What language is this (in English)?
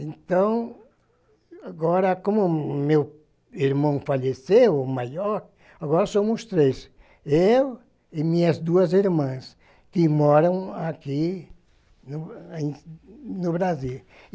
Portuguese